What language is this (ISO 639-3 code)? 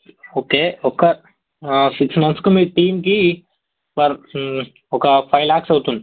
tel